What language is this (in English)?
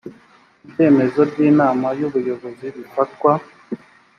Kinyarwanda